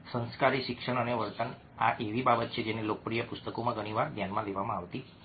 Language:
Gujarati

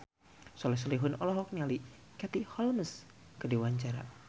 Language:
Sundanese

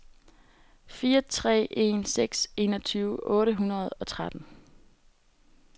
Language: Danish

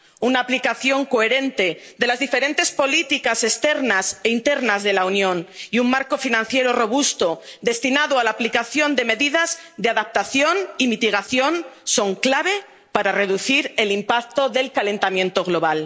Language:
Spanish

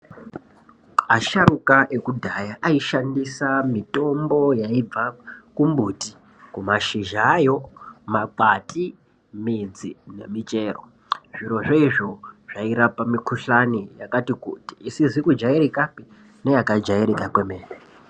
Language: Ndau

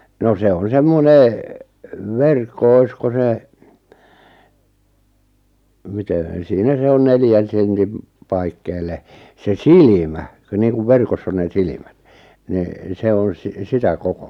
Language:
Finnish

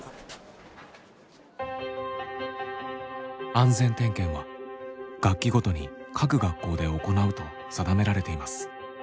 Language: Japanese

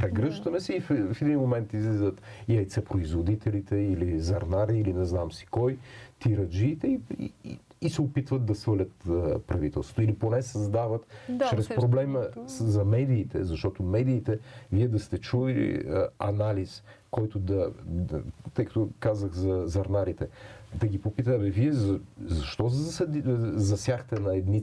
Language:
Bulgarian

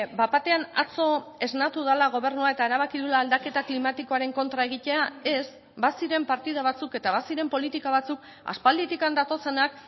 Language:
Basque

